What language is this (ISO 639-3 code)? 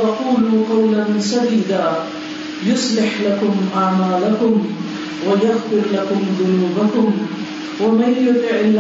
urd